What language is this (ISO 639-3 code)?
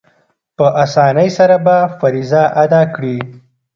pus